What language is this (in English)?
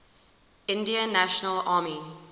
English